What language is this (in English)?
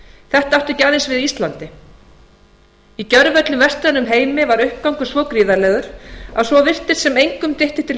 Icelandic